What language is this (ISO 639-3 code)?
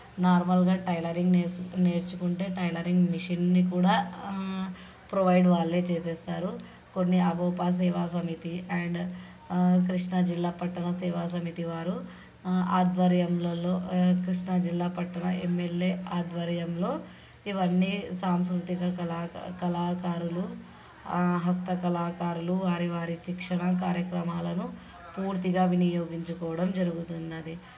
tel